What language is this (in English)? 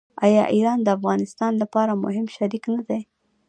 Pashto